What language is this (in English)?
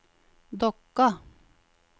Norwegian